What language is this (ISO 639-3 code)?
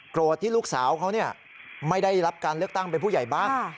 tha